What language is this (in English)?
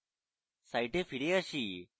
Bangla